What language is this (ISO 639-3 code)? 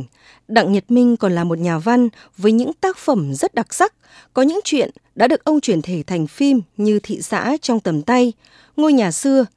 vie